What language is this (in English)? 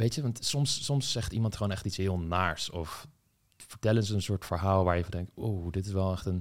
Dutch